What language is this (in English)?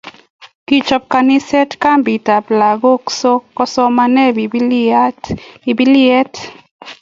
Kalenjin